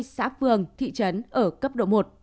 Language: Vietnamese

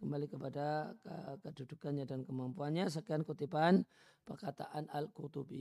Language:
Indonesian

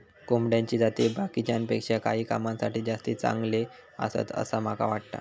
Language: Marathi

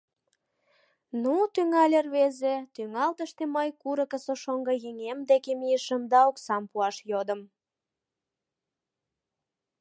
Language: Mari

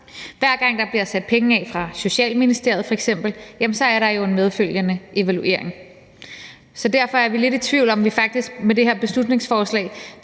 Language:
Danish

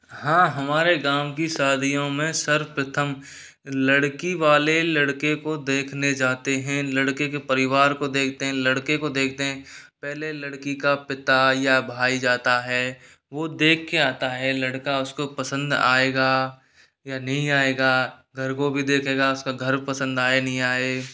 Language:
Hindi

